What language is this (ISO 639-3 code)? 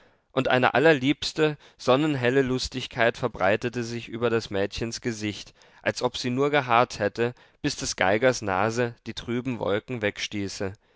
deu